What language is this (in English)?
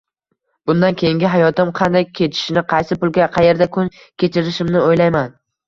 Uzbek